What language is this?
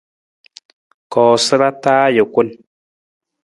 Nawdm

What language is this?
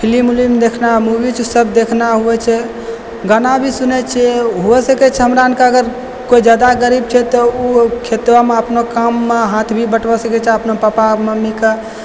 Maithili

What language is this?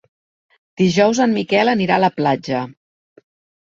Catalan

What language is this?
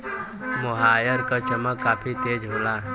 Bhojpuri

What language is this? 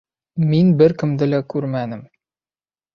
Bashkir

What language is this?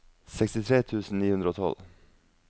Norwegian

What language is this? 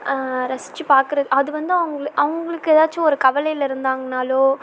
Tamil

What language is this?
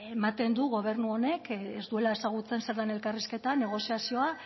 Basque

